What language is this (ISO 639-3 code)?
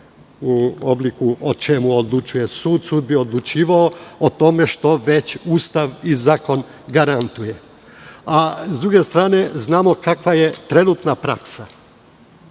srp